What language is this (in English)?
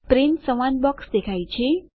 Gujarati